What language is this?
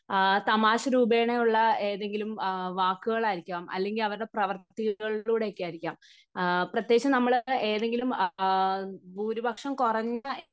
Malayalam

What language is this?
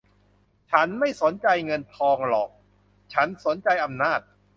Thai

